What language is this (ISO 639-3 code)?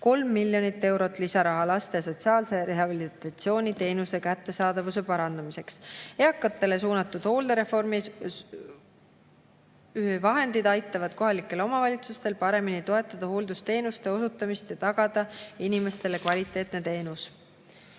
est